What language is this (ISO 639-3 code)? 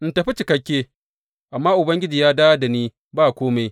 hau